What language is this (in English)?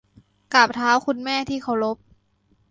Thai